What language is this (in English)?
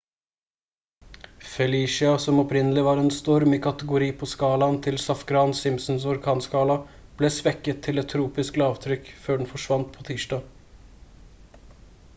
Norwegian Bokmål